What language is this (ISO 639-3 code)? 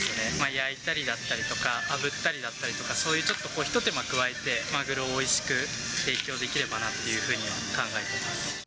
jpn